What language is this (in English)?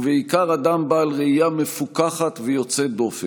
Hebrew